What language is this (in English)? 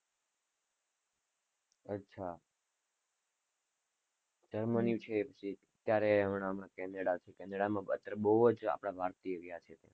Gujarati